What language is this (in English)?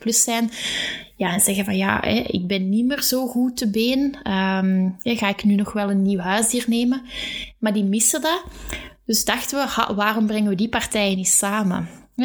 Dutch